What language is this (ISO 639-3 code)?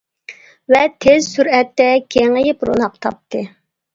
uig